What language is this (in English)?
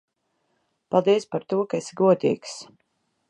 Latvian